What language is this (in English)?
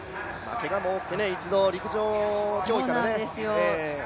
Japanese